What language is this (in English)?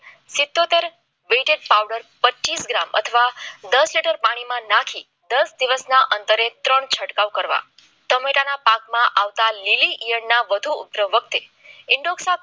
Gujarati